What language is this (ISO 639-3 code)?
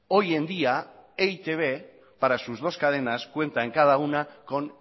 spa